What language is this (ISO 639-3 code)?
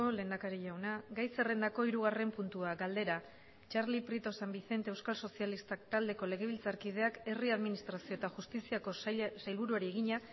eus